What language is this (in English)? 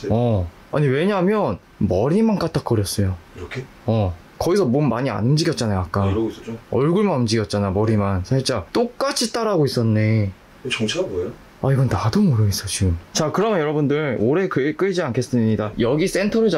Korean